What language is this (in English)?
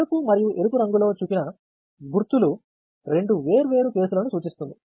Telugu